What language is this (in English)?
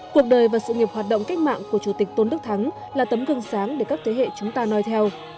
Vietnamese